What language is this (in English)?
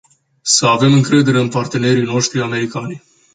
Romanian